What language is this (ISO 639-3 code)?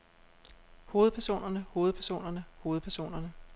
dan